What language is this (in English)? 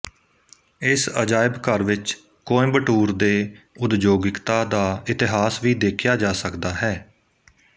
Punjabi